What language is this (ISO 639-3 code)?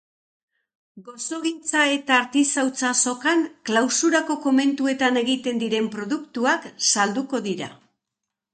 eus